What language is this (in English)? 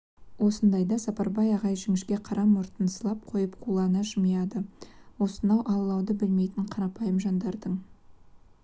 Kazakh